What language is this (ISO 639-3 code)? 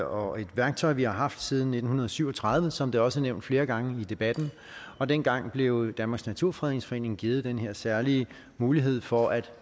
dan